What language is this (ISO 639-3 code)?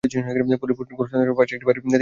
ben